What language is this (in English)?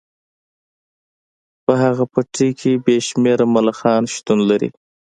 Pashto